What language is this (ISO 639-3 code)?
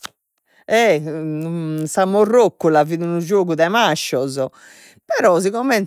srd